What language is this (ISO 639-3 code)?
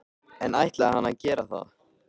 isl